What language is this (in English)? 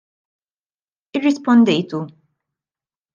Maltese